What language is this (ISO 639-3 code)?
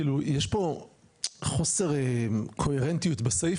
heb